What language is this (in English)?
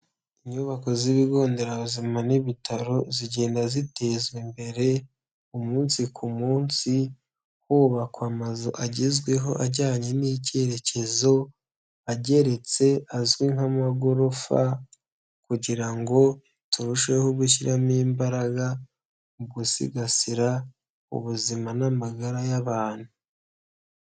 Kinyarwanda